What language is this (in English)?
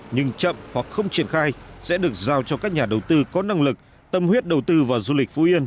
Vietnamese